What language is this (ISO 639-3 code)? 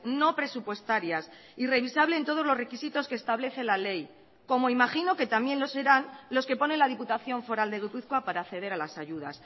spa